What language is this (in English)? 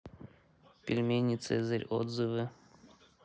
Russian